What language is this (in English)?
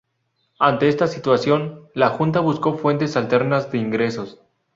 Spanish